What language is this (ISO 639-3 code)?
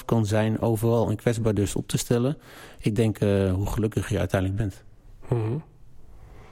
nld